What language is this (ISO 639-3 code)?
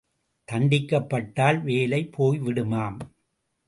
tam